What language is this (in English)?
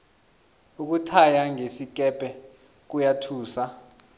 South Ndebele